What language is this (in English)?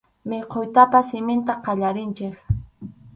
Arequipa-La Unión Quechua